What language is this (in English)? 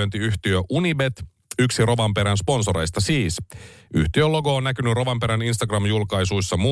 Finnish